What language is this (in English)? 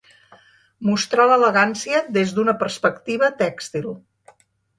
Catalan